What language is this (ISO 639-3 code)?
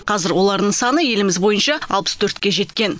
kaz